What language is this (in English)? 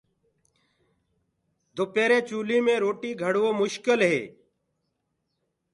Gurgula